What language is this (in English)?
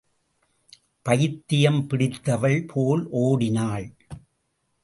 Tamil